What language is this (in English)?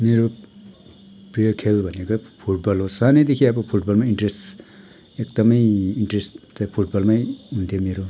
Nepali